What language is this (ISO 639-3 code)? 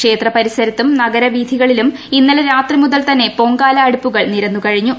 mal